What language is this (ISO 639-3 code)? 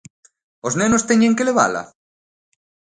glg